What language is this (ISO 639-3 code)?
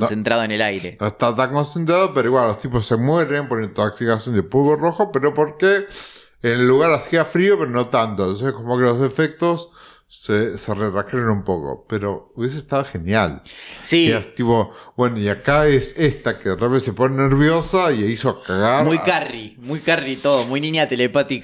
spa